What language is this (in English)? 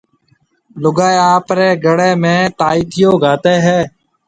Marwari (Pakistan)